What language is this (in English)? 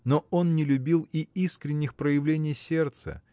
Russian